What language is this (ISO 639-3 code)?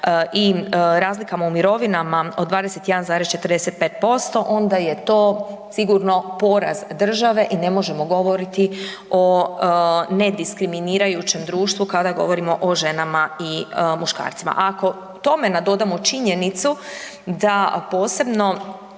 hrv